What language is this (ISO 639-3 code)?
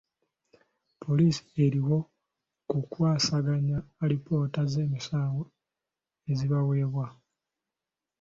lug